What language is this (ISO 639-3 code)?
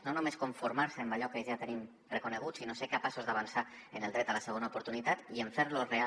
cat